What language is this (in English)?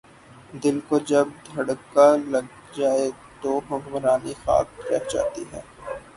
Urdu